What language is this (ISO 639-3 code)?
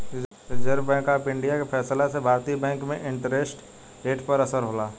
bho